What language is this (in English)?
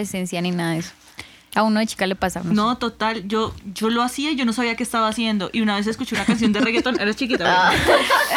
Spanish